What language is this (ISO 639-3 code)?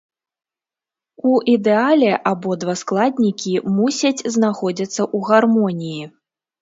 bel